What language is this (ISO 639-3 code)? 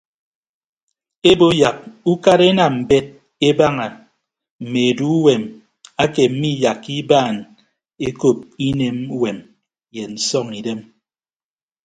ibb